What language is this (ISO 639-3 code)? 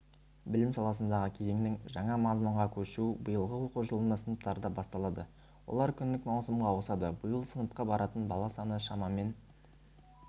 kaz